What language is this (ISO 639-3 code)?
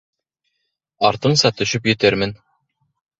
bak